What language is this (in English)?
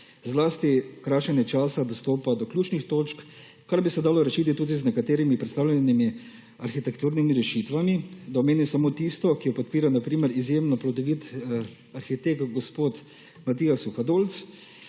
Slovenian